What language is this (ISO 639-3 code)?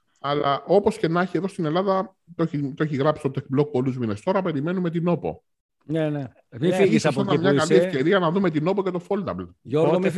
ell